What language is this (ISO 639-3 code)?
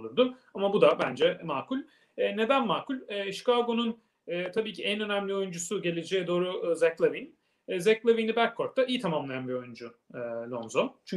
tur